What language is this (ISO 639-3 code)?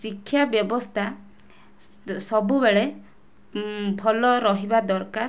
ori